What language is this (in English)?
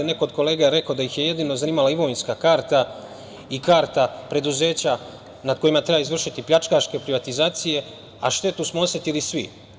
Serbian